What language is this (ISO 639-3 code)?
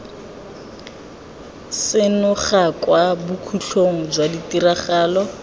tsn